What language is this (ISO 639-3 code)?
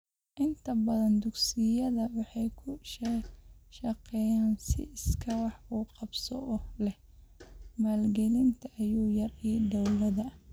som